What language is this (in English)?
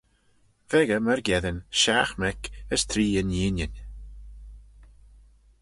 Manx